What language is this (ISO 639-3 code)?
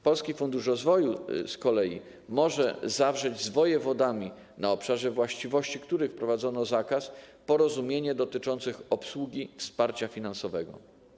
pol